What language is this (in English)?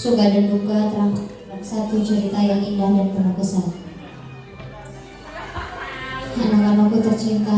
Indonesian